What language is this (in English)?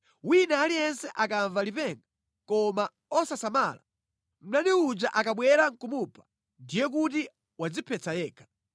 Nyanja